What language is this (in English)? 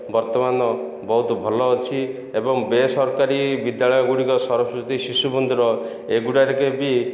Odia